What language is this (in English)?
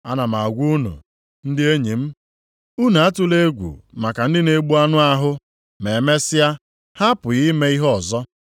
Igbo